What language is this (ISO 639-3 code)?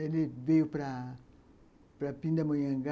por